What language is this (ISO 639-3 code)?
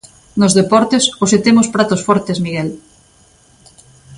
glg